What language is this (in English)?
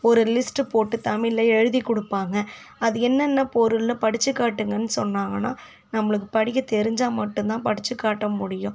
Tamil